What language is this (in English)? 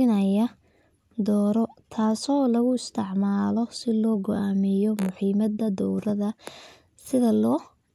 Somali